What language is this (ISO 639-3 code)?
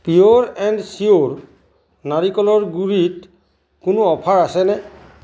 asm